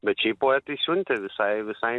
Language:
Lithuanian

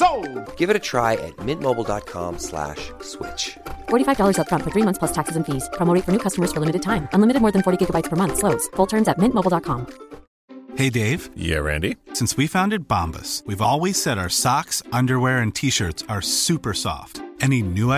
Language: Swedish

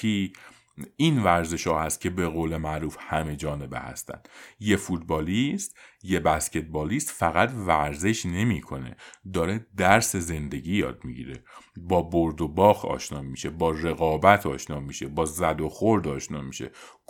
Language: Persian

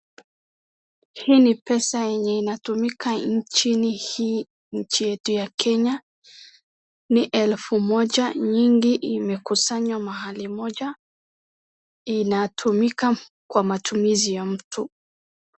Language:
Swahili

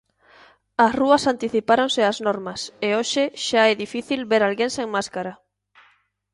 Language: Galician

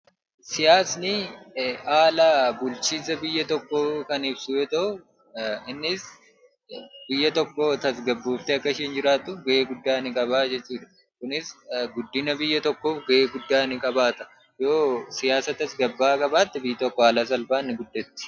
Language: Oromo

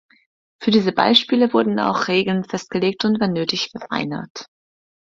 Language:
German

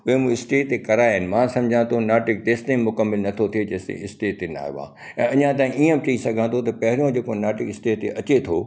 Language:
Sindhi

